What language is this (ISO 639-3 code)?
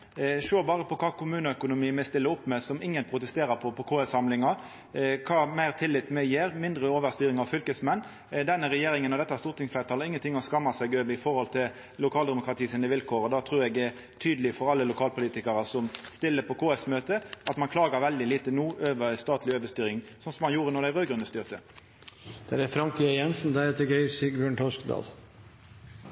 nor